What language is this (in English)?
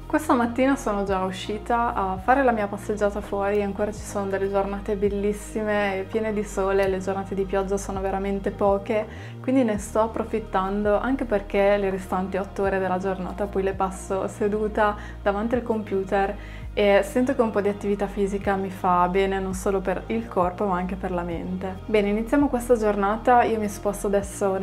Italian